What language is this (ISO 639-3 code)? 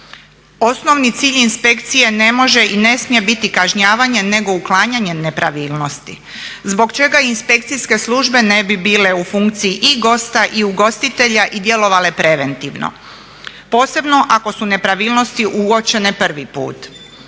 hrv